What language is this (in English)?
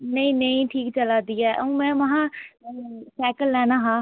Dogri